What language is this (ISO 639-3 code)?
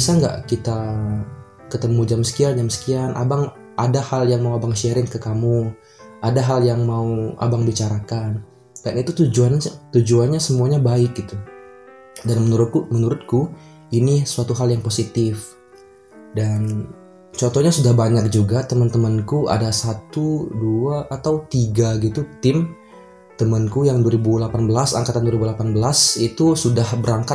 ind